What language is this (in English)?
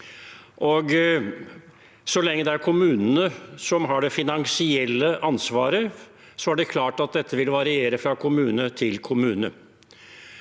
Norwegian